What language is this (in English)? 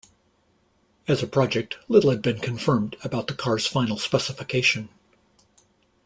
English